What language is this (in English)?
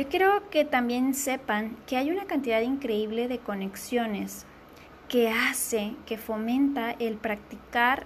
Spanish